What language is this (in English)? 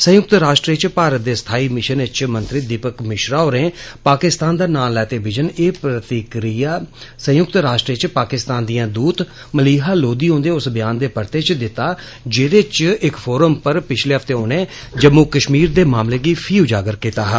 Dogri